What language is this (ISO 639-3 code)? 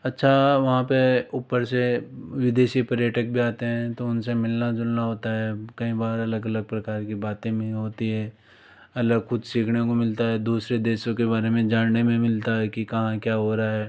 hin